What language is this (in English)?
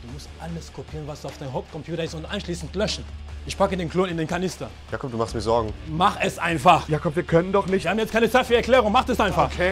German